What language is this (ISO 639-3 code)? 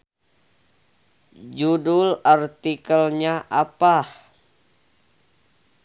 sun